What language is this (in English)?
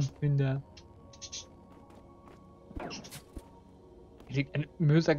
German